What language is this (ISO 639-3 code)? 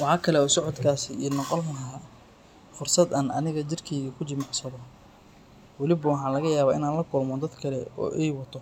som